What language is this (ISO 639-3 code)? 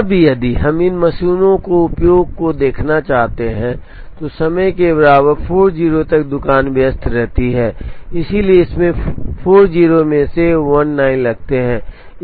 hin